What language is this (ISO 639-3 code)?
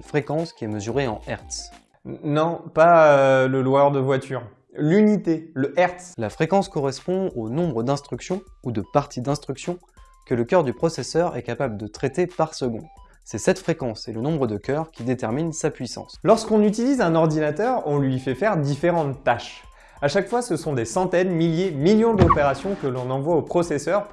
fra